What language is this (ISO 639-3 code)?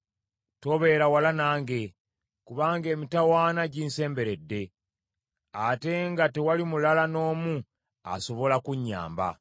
lug